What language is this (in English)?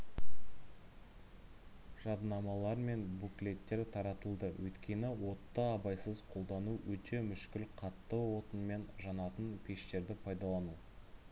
Kazakh